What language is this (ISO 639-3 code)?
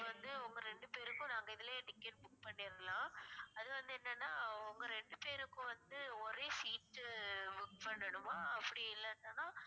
tam